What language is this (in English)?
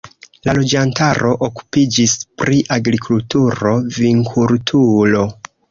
Esperanto